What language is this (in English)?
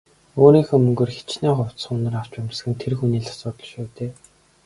Mongolian